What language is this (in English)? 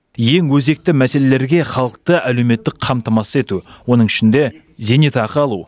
Kazakh